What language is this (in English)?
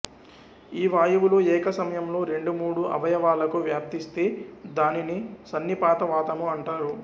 Telugu